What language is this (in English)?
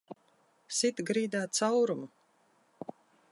Latvian